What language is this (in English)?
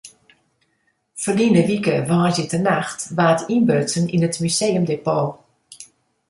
Western Frisian